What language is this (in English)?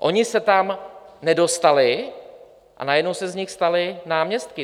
Czech